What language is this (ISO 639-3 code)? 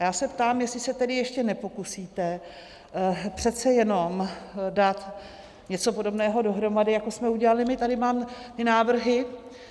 ces